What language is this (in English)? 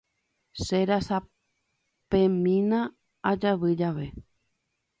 Guarani